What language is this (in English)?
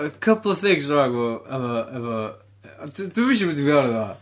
Welsh